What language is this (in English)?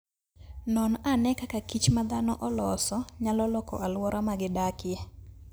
Luo (Kenya and Tanzania)